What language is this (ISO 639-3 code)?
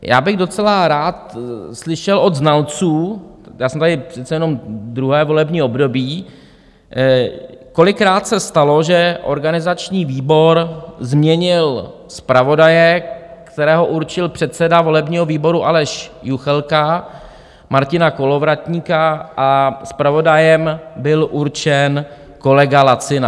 ces